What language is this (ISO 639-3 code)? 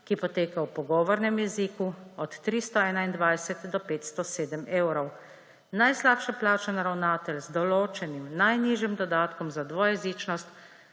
slv